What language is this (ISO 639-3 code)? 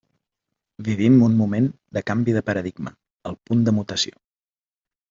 cat